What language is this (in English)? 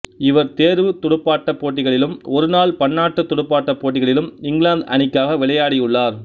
Tamil